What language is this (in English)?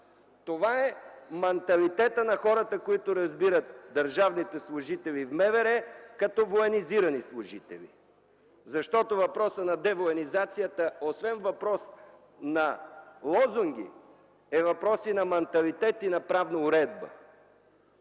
Bulgarian